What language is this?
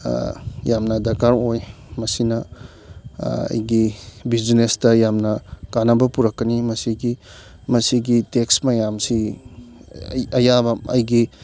Manipuri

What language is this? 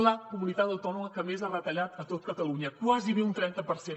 Catalan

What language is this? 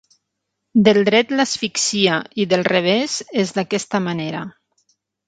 Catalan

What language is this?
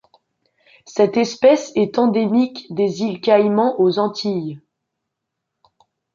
French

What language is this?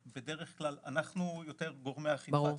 Hebrew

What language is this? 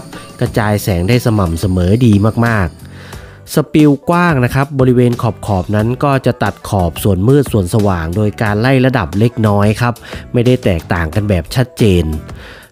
Thai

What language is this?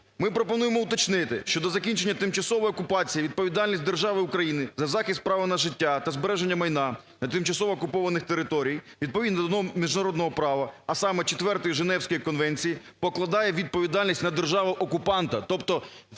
Ukrainian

